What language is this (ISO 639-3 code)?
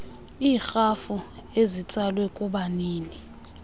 xho